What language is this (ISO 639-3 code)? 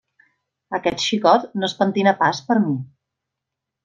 cat